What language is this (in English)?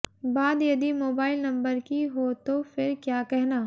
Hindi